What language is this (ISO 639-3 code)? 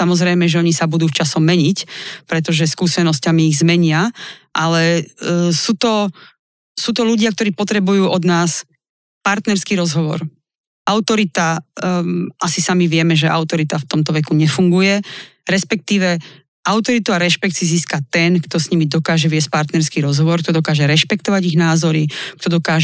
slk